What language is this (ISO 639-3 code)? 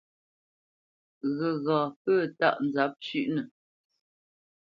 bce